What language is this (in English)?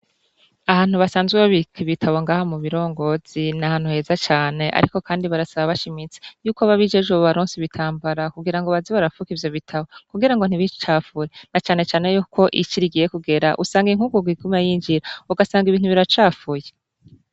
Rundi